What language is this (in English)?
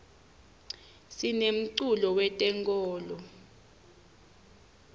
Swati